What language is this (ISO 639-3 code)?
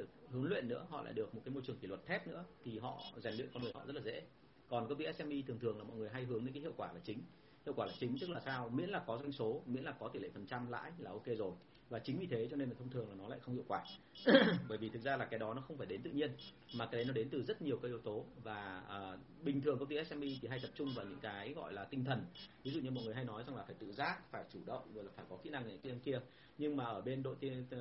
vie